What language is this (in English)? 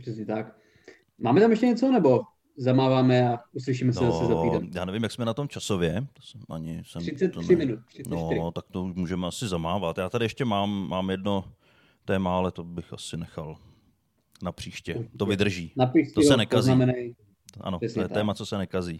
Czech